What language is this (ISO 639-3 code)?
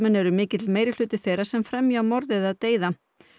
isl